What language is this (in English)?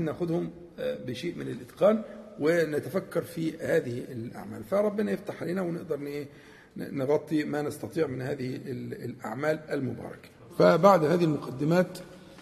Arabic